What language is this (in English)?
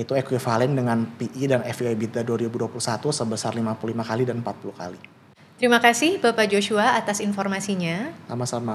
Indonesian